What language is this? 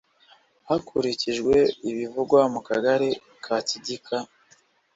Kinyarwanda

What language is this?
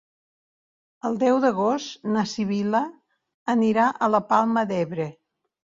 Catalan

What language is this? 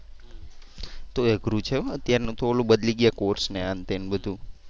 Gujarati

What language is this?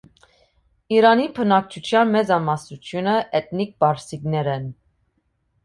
Armenian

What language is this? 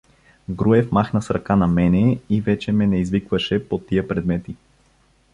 Bulgarian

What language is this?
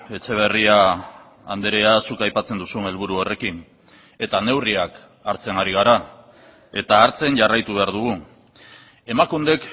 Basque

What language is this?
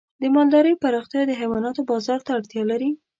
Pashto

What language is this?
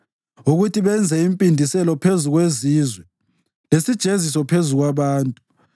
North Ndebele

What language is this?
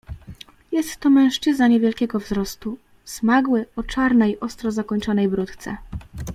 Polish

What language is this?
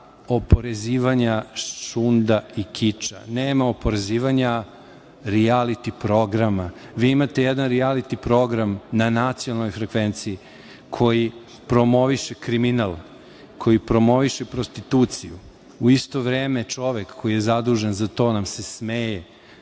Serbian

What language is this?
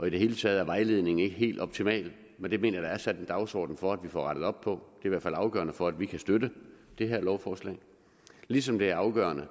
Danish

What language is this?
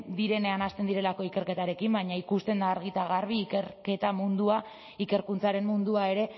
Basque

